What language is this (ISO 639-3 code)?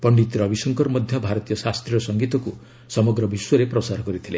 ori